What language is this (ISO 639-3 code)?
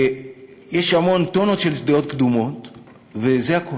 heb